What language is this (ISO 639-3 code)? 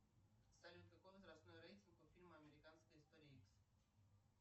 rus